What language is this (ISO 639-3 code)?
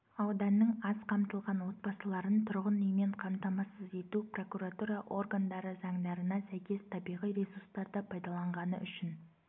kaz